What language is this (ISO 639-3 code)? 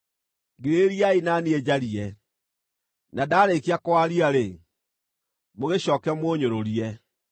kik